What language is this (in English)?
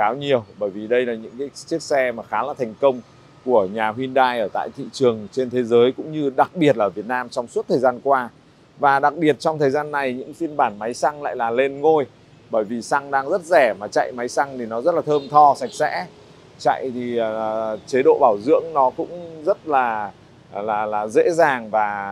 Vietnamese